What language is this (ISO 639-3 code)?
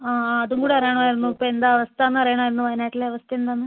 mal